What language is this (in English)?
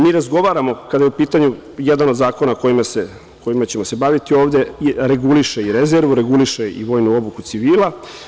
Serbian